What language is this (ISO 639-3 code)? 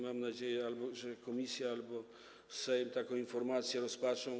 pol